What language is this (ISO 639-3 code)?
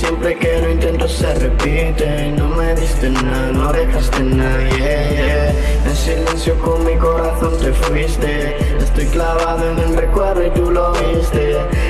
ita